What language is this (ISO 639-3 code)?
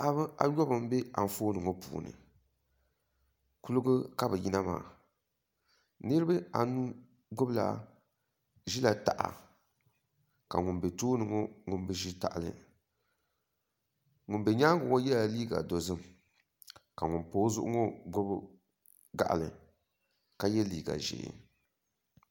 dag